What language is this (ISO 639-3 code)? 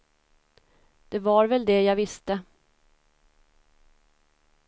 swe